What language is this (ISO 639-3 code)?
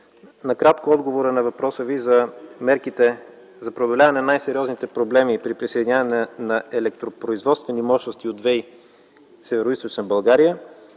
bul